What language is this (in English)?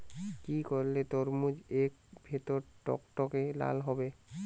Bangla